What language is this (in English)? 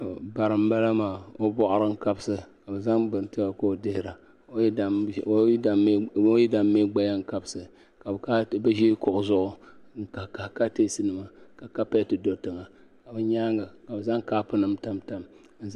Dagbani